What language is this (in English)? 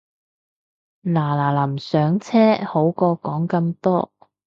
Cantonese